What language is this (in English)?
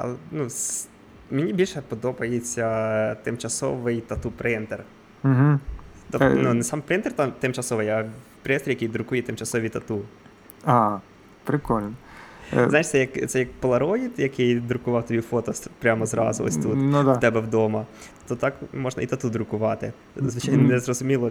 Ukrainian